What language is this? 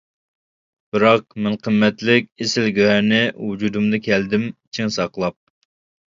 Uyghur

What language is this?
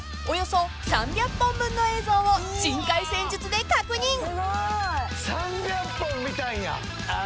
Japanese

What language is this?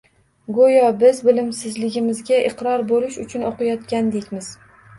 Uzbek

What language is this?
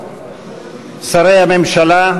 Hebrew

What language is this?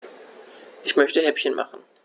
German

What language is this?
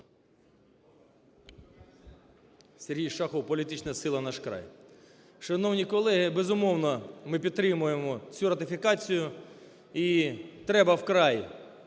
Ukrainian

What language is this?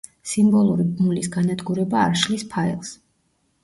Georgian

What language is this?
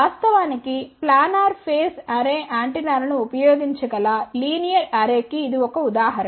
Telugu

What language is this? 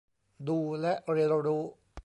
Thai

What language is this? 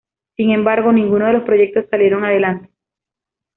Spanish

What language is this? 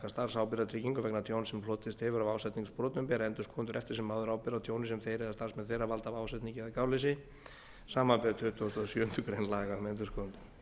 Icelandic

